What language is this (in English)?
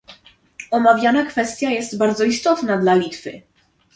Polish